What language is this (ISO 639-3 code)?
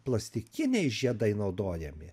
lit